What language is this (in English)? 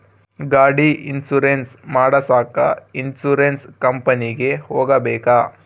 Kannada